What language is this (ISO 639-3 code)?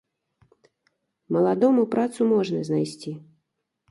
bel